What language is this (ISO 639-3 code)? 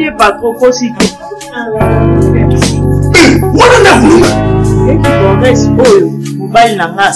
fra